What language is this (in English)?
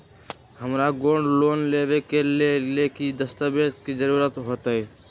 Magahi